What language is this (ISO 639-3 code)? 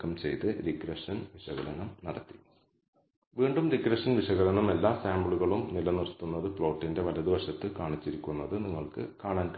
mal